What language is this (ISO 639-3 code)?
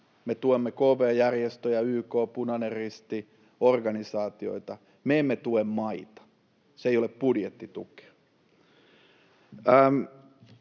fin